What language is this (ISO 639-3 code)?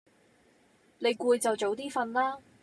yue